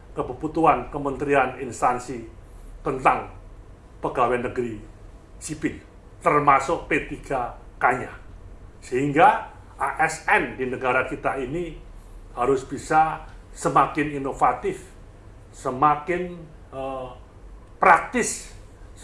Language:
Indonesian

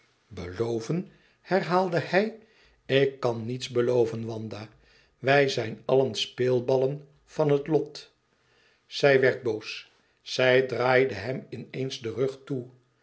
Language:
Dutch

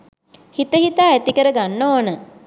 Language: Sinhala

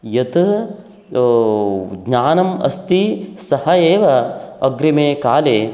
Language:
Sanskrit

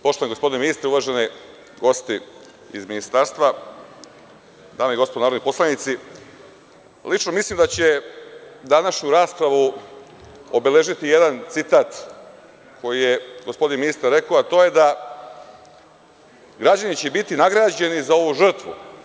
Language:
Serbian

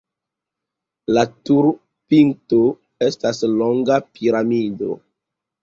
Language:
Esperanto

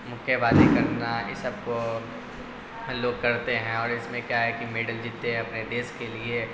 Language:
Urdu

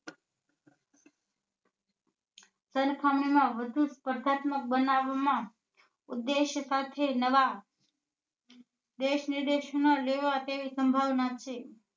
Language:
Gujarati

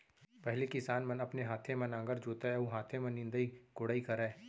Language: Chhattisgarhi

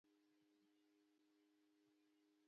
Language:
Pashto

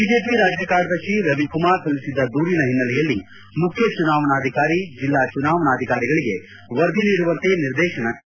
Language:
Kannada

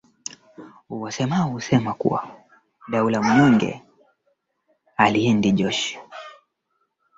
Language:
Swahili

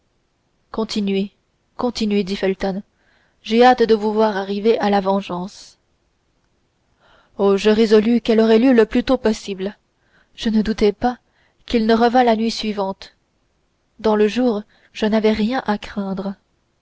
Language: French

